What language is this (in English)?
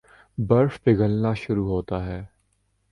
Urdu